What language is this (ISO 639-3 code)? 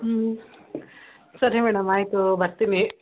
kan